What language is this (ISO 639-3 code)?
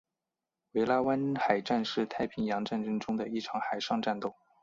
zho